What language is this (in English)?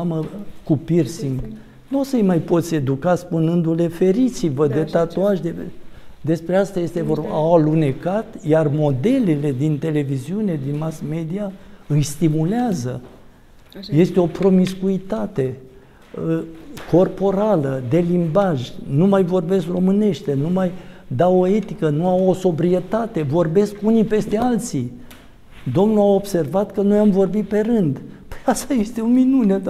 Romanian